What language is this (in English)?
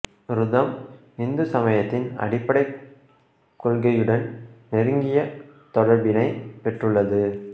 Tamil